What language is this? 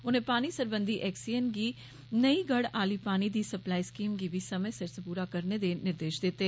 Dogri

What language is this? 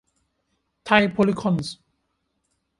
Thai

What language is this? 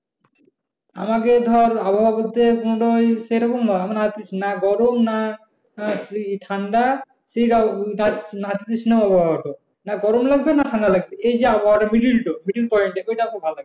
Bangla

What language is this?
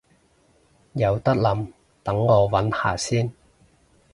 Cantonese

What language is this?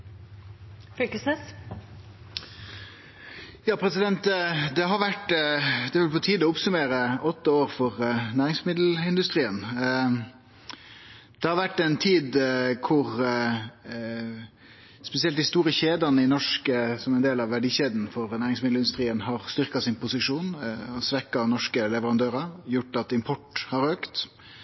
Norwegian Nynorsk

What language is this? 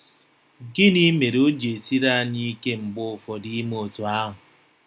Igbo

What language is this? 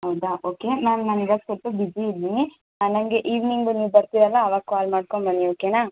Kannada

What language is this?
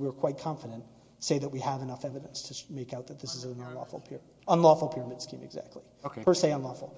English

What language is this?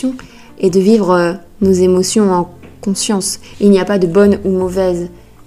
French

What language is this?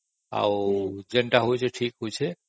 Odia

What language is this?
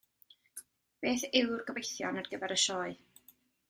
Welsh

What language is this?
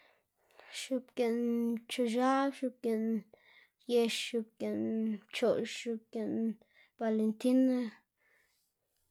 Xanaguía Zapotec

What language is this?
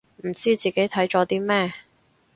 Cantonese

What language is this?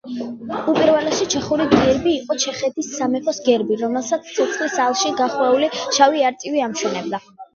Georgian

